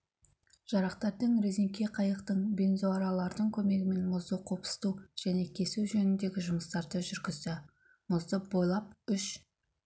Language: Kazakh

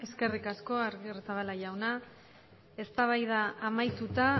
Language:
Basque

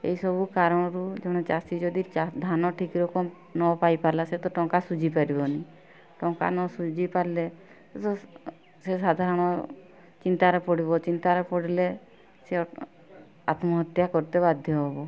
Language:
Odia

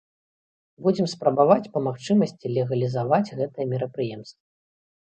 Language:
Belarusian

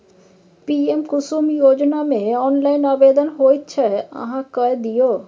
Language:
Maithili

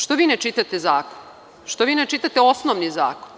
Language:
Serbian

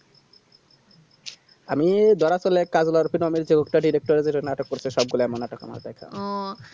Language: Bangla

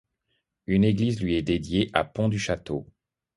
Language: French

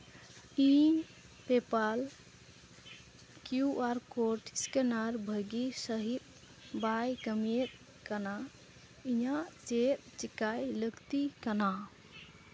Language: Santali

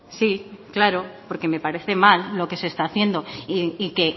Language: Spanish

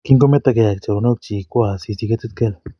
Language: Kalenjin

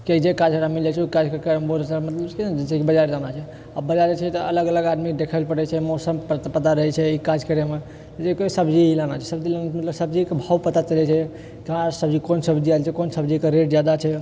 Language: Maithili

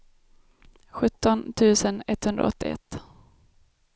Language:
Swedish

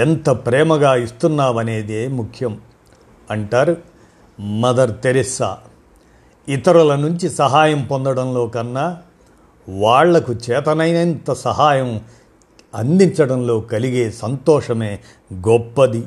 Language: Telugu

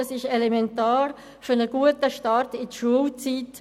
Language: Swiss German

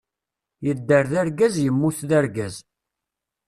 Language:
Kabyle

